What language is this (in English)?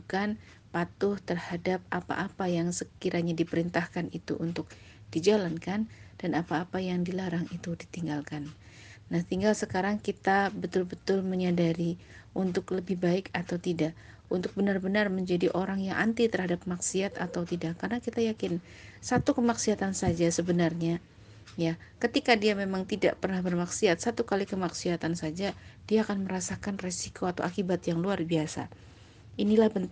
Indonesian